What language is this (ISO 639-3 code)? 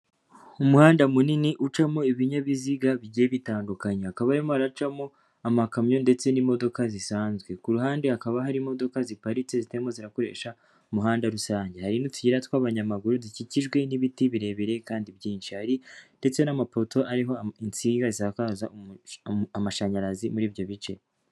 kin